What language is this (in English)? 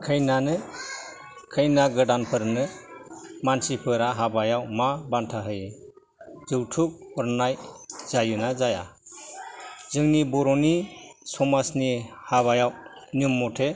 Bodo